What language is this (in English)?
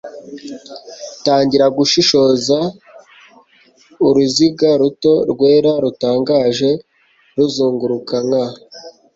Kinyarwanda